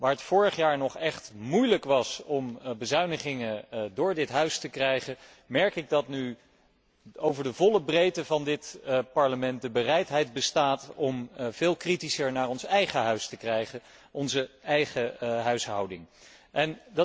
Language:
Dutch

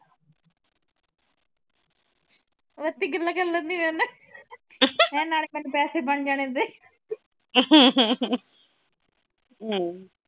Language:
Punjabi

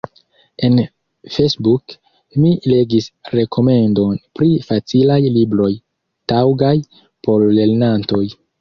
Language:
Esperanto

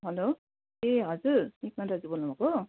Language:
Nepali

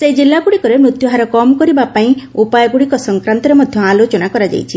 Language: Odia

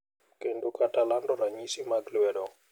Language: Luo (Kenya and Tanzania)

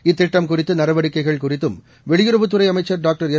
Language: Tamil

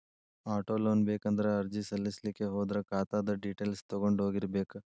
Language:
Kannada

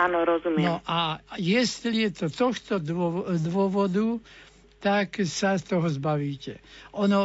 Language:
Slovak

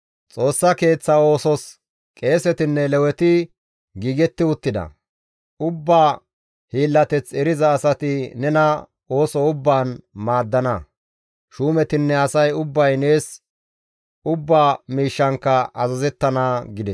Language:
Gamo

